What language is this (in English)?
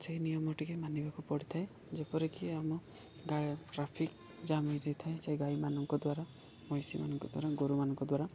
Odia